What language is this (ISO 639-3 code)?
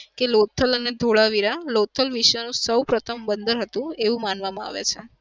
guj